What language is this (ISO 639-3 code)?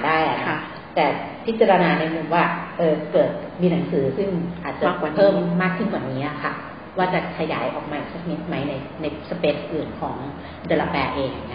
tha